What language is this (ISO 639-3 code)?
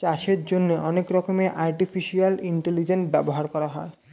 ben